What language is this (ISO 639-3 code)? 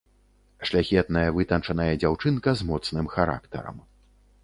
bel